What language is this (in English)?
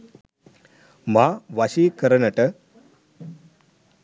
Sinhala